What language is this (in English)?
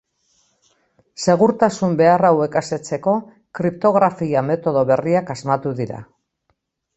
Basque